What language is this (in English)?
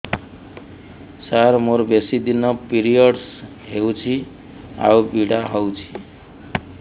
Odia